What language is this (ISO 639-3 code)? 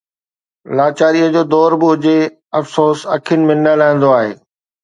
snd